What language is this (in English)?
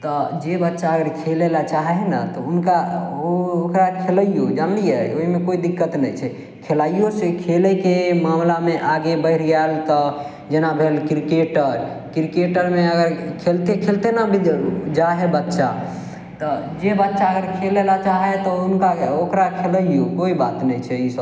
Maithili